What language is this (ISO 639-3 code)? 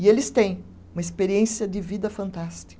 por